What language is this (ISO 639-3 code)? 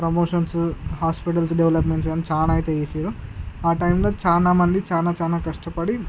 tel